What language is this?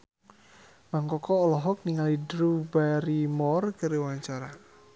Sundanese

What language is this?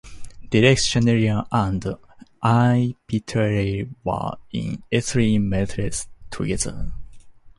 English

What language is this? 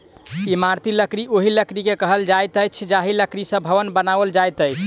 Maithili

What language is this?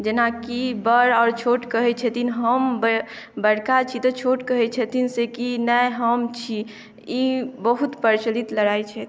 Maithili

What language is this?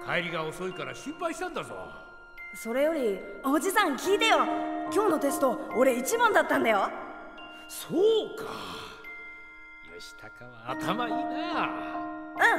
Japanese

